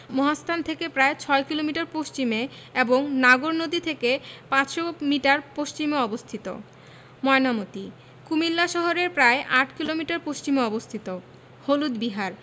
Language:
Bangla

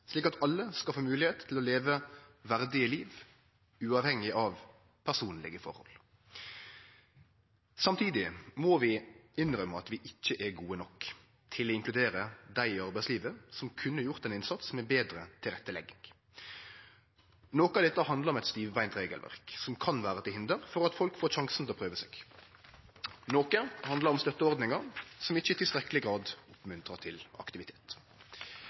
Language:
Norwegian Nynorsk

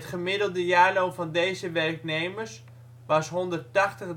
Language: Dutch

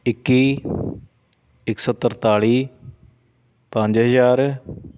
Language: Punjabi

